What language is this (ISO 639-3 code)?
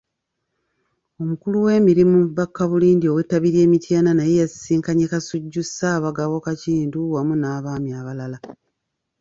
lug